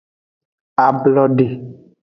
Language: Aja (Benin)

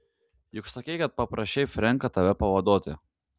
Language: Lithuanian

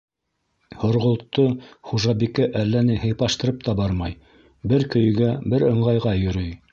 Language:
Bashkir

